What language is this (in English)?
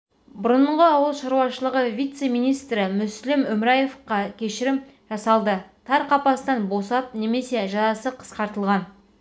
Kazakh